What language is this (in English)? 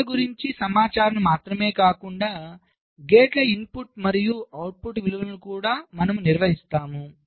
Telugu